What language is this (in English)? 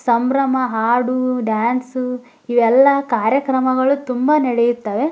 Kannada